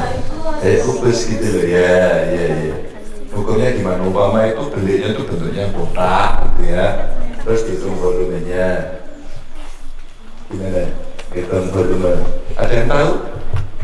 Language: Indonesian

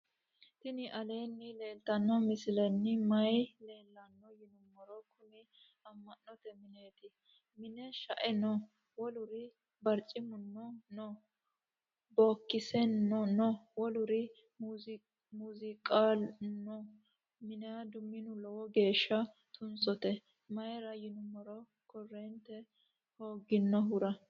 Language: Sidamo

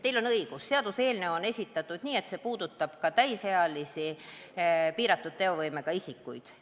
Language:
Estonian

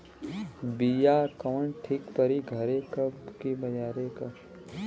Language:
Bhojpuri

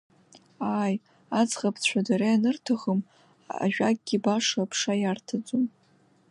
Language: Abkhazian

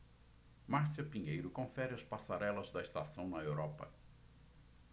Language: Portuguese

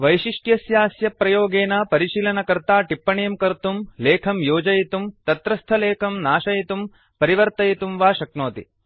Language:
Sanskrit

